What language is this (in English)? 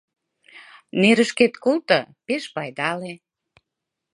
Mari